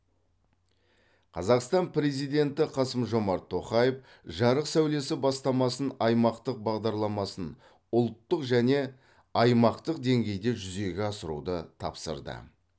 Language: Kazakh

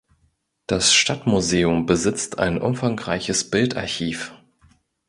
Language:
German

